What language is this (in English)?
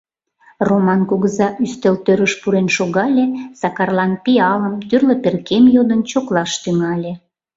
Mari